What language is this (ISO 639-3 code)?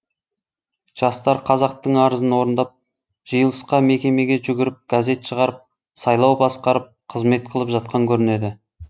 kaz